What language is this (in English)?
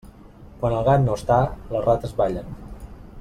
Catalan